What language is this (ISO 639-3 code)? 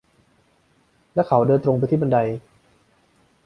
tha